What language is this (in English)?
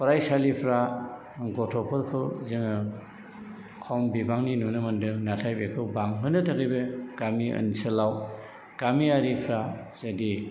Bodo